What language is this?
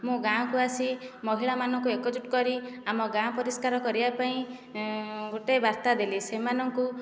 Odia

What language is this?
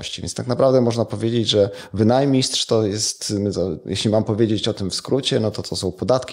Polish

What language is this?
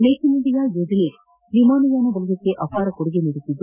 Kannada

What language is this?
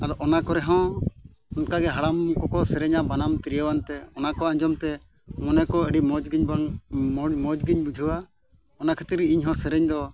Santali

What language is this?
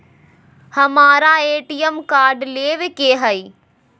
Magahi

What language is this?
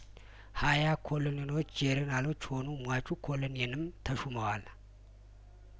Amharic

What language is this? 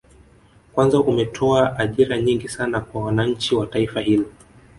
Swahili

